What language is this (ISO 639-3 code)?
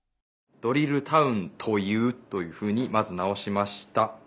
jpn